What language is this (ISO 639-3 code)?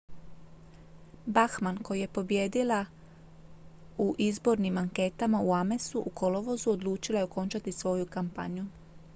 hrv